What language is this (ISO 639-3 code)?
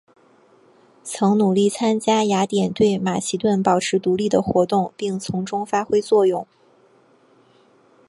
zho